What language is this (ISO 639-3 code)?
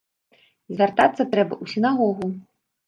bel